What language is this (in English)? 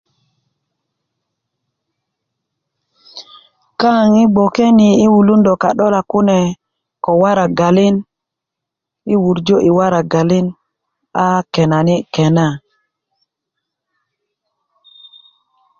Kuku